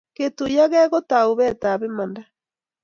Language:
Kalenjin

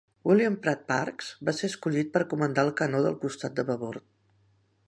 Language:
Catalan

